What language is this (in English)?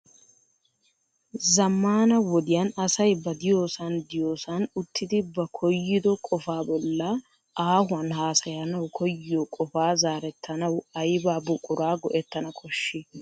Wolaytta